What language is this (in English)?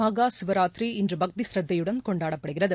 Tamil